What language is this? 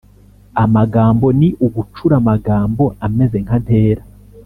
Kinyarwanda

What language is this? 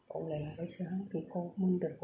Bodo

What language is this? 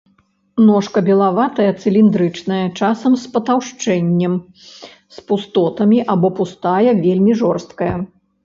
Belarusian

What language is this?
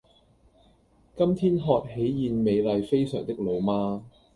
Cantonese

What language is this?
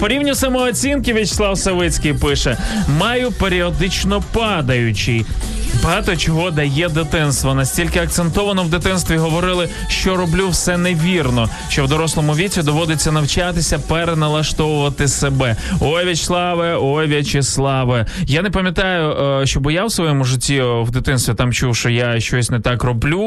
Ukrainian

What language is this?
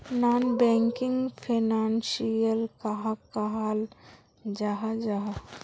Magahi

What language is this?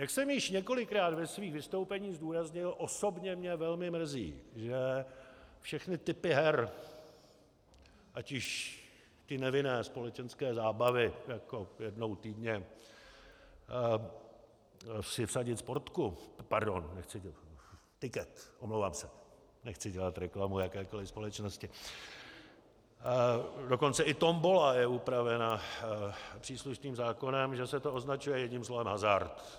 Czech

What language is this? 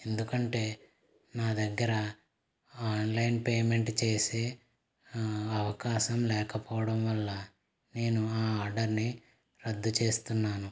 Telugu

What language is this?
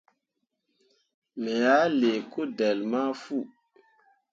Mundang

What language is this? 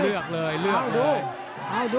Thai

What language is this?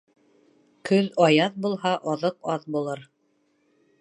Bashkir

